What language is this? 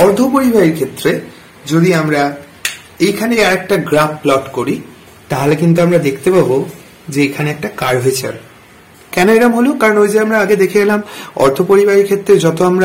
Bangla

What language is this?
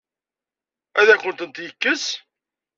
Kabyle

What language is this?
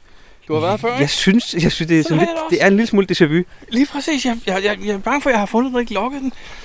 Danish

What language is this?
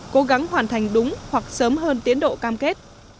Vietnamese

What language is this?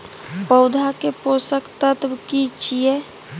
Maithili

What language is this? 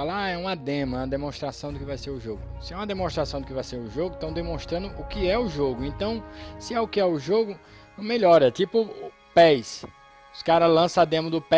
Portuguese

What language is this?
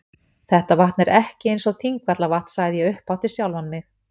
Icelandic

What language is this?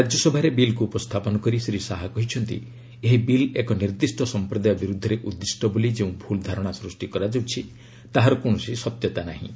Odia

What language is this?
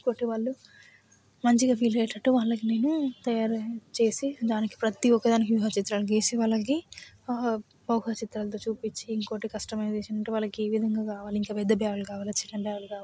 Telugu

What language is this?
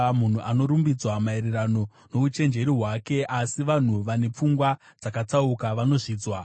Shona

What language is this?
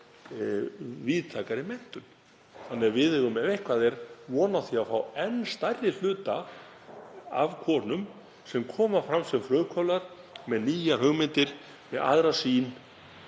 Icelandic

